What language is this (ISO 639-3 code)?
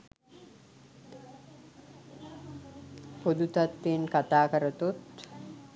sin